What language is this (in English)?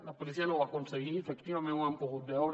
Catalan